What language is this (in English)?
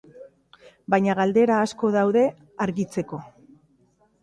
Basque